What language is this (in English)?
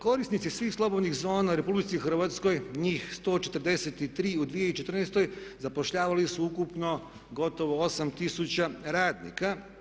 Croatian